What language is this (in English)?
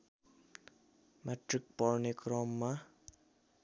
Nepali